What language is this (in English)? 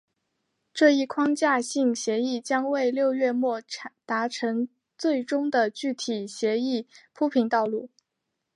Chinese